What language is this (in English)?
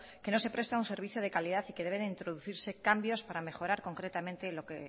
Spanish